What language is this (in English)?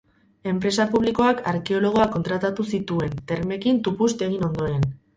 Basque